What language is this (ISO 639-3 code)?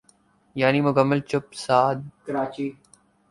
urd